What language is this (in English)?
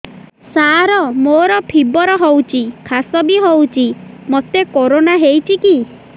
Odia